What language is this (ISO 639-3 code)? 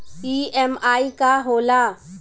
bho